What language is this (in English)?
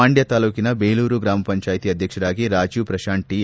Kannada